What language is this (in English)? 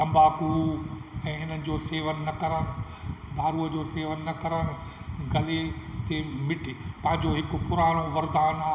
Sindhi